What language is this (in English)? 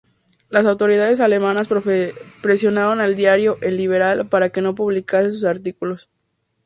Spanish